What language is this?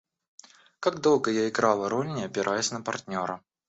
Russian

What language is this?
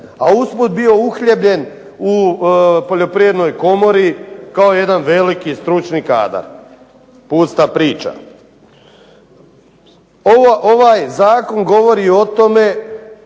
Croatian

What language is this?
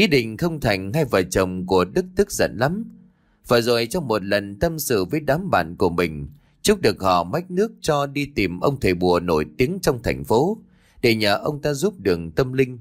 Vietnamese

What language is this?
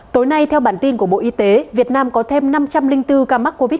Vietnamese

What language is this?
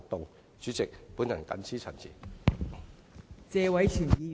Cantonese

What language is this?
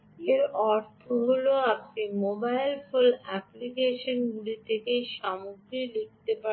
Bangla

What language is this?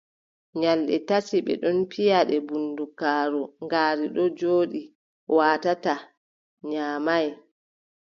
Adamawa Fulfulde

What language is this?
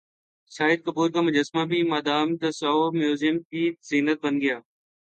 Urdu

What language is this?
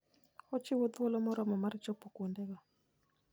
Luo (Kenya and Tanzania)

